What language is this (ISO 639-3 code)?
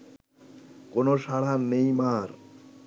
ben